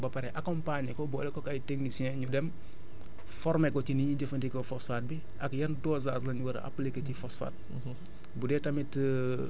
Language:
Wolof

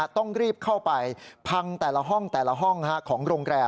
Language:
Thai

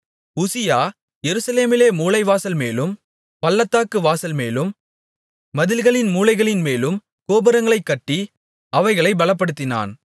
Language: Tamil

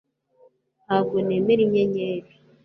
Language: Kinyarwanda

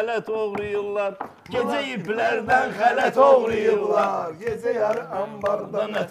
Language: Turkish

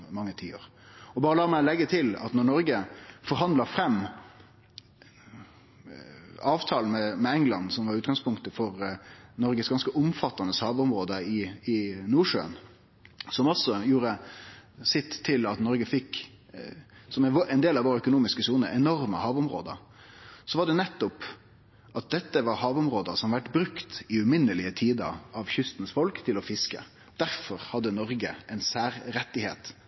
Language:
Norwegian Nynorsk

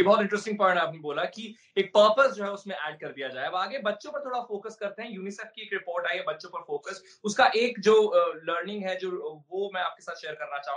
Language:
Hindi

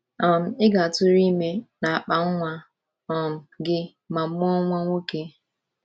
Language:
Igbo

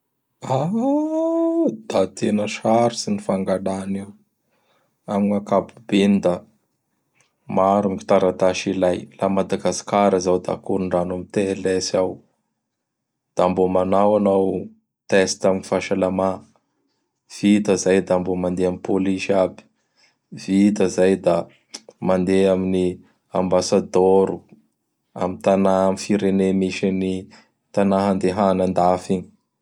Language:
Bara Malagasy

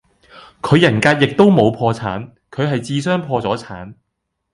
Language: Cantonese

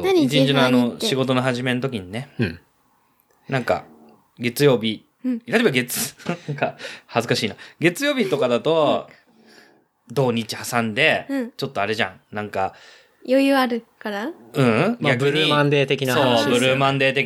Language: Japanese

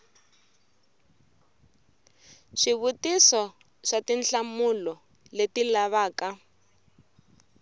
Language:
Tsonga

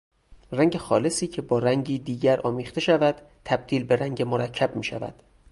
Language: Persian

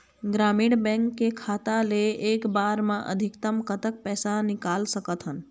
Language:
Chhattisgarhi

